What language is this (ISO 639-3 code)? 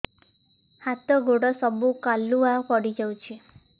ori